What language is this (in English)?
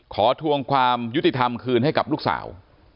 Thai